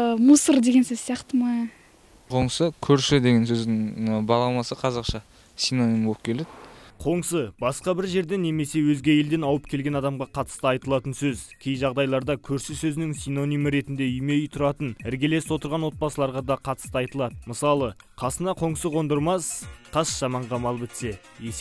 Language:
Turkish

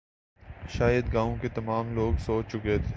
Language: Urdu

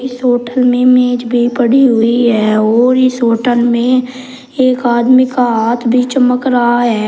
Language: Hindi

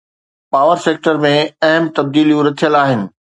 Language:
Sindhi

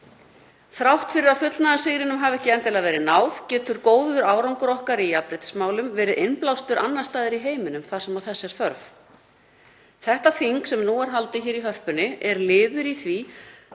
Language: Icelandic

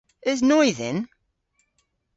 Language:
Cornish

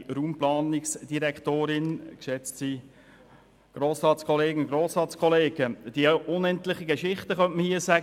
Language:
Swiss German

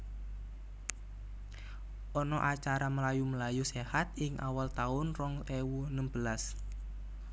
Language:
Javanese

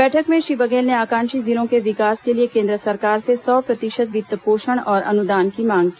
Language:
Hindi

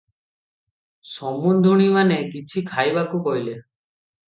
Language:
Odia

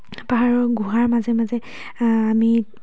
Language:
Assamese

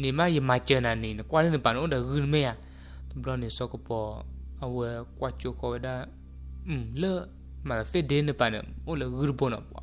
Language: Thai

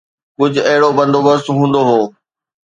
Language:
Sindhi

